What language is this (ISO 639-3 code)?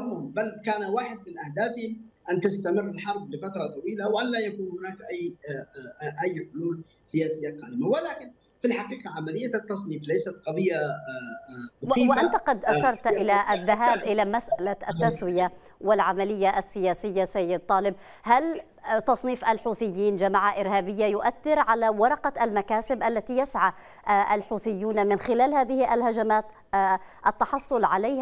ara